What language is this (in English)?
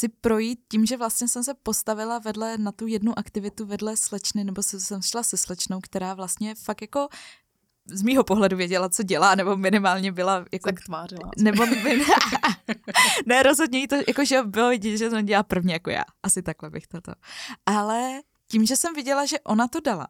Czech